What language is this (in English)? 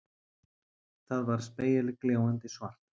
Icelandic